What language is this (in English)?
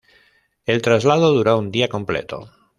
Spanish